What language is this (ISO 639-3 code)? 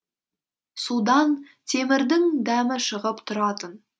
kaz